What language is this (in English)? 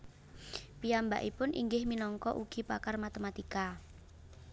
Javanese